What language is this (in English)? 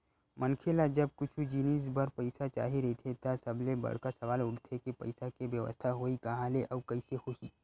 Chhattisgarhi